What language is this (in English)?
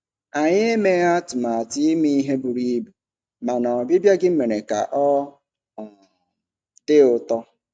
Igbo